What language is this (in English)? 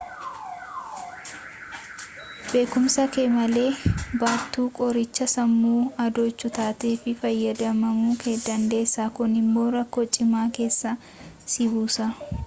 Oromo